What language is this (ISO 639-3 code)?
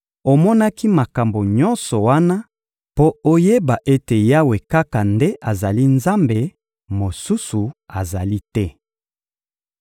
lin